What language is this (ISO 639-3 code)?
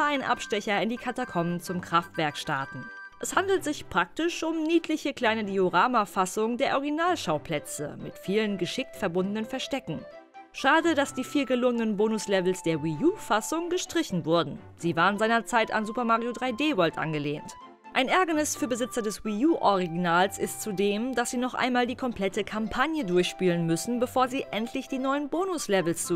deu